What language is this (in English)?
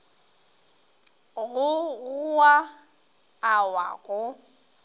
Northern Sotho